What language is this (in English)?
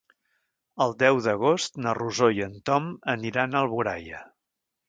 Catalan